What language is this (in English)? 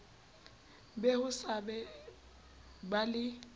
Southern Sotho